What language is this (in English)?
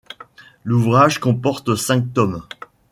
French